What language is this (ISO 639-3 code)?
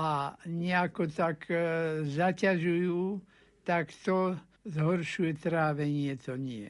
slk